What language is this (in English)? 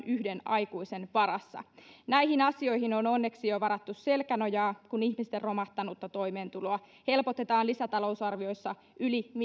Finnish